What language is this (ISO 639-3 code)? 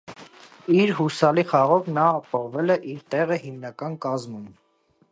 hye